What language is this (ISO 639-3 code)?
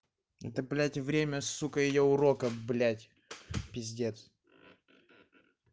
rus